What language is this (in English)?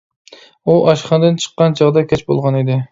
Uyghur